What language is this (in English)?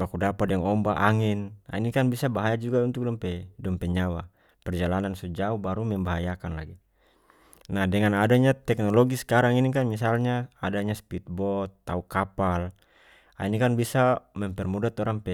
North Moluccan Malay